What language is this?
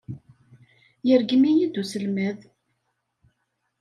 Kabyle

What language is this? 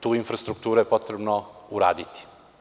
Serbian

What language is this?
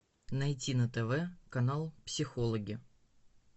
Russian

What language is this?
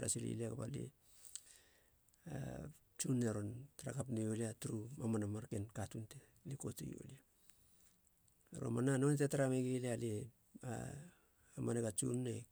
Halia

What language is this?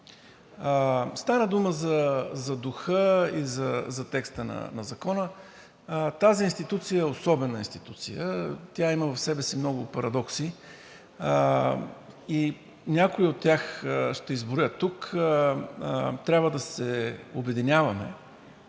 Bulgarian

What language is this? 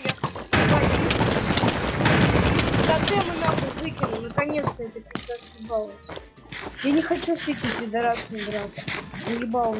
Russian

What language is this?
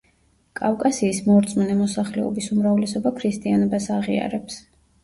Georgian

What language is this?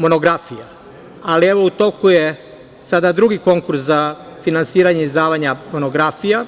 Serbian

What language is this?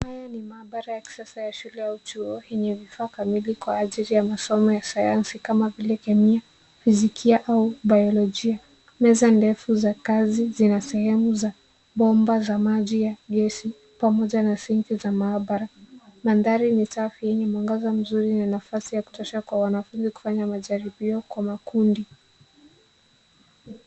Swahili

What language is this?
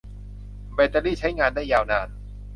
Thai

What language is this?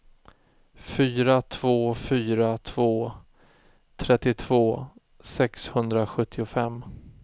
Swedish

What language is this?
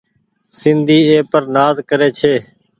Goaria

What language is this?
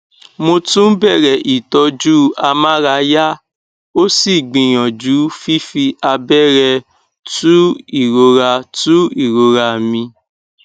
Yoruba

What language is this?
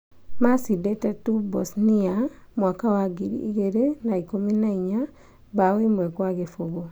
Kikuyu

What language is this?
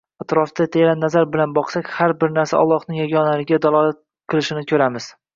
Uzbek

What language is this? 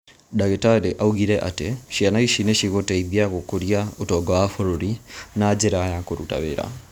Kikuyu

